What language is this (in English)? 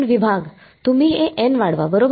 Marathi